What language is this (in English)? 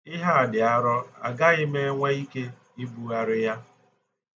Igbo